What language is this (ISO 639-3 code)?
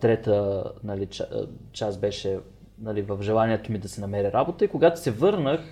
bul